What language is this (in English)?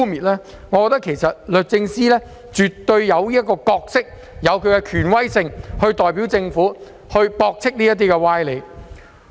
Cantonese